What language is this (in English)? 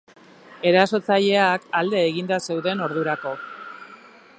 Basque